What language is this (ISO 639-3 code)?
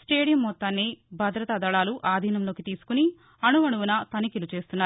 tel